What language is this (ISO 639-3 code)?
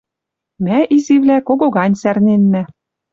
mrj